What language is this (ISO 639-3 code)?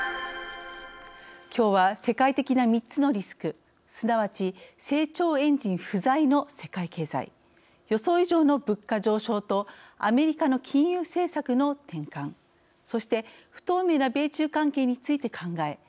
jpn